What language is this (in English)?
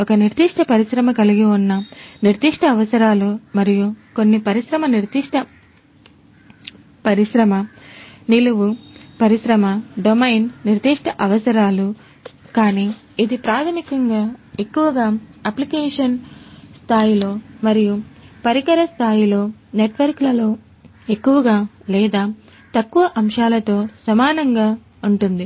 Telugu